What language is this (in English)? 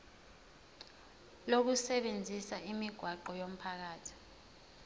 Zulu